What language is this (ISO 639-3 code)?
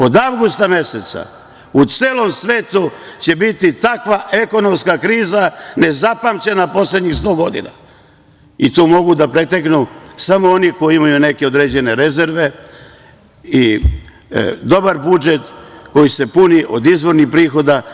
srp